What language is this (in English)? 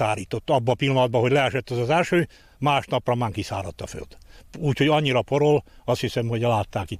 Hungarian